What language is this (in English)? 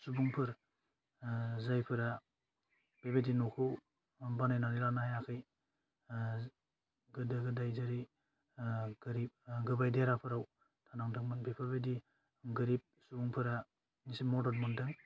Bodo